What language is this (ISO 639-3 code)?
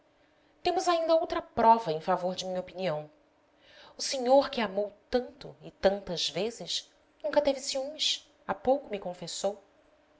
por